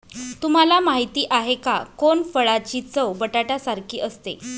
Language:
Marathi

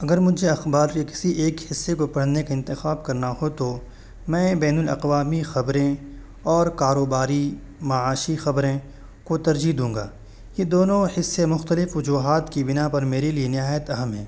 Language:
Urdu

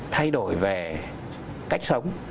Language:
Vietnamese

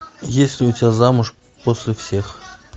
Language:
Russian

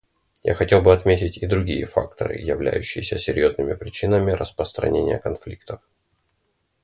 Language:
Russian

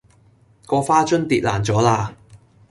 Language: Cantonese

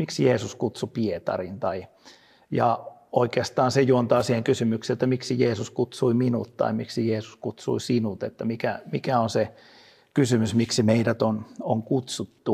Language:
Finnish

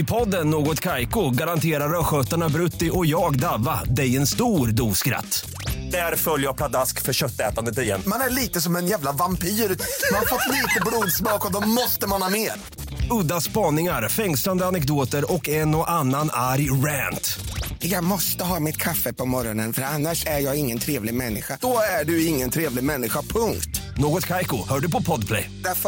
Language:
Swedish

